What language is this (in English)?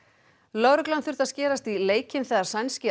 Icelandic